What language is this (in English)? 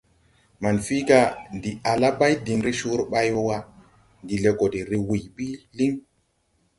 Tupuri